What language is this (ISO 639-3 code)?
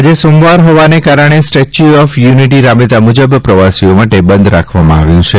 guj